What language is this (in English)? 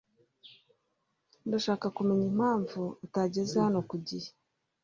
Kinyarwanda